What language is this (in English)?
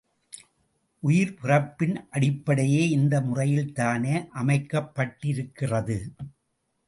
Tamil